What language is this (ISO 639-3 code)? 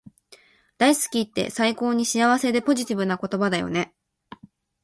jpn